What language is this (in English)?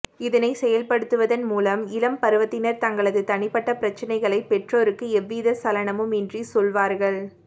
Tamil